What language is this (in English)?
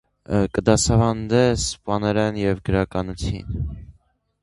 Armenian